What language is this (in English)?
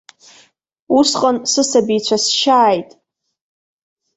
Abkhazian